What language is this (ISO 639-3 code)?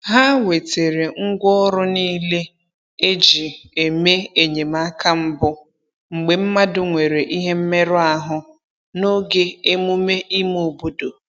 ibo